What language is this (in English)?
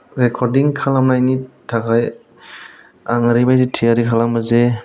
Bodo